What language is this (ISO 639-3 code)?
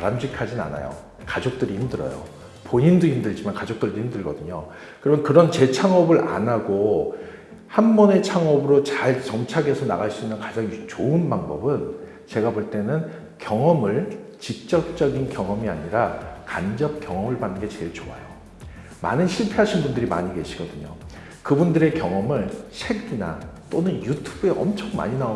kor